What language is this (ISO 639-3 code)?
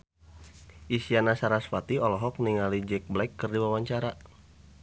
sun